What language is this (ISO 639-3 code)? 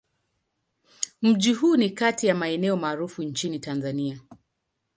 swa